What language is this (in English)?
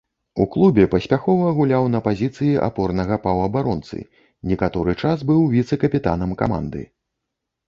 Belarusian